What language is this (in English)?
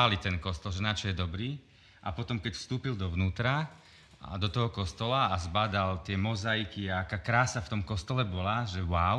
Slovak